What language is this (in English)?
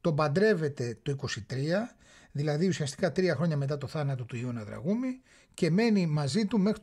Greek